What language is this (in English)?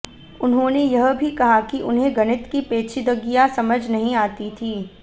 Hindi